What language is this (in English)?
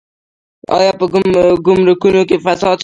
Pashto